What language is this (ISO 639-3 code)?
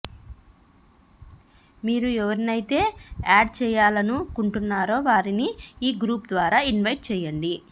tel